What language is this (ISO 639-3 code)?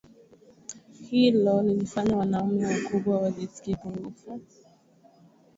swa